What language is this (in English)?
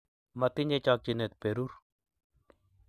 Kalenjin